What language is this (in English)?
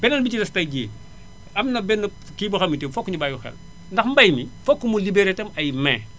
Wolof